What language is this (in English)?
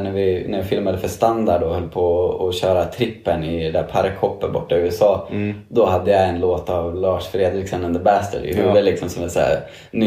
Swedish